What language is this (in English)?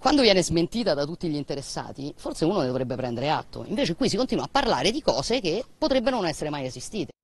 Italian